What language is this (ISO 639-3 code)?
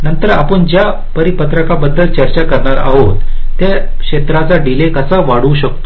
mar